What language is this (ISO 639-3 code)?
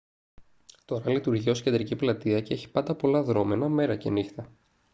ell